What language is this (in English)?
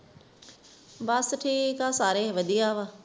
Punjabi